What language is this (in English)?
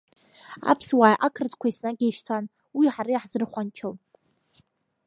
Abkhazian